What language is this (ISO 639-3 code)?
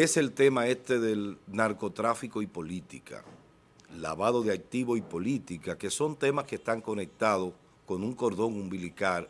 spa